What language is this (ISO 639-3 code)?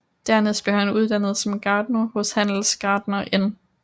dan